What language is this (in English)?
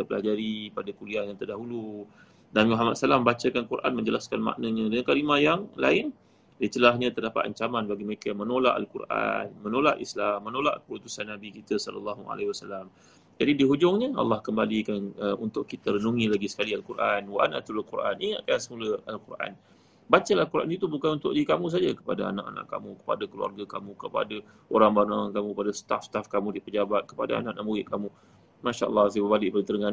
Malay